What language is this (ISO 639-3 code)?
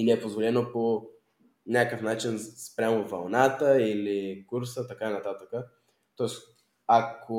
bul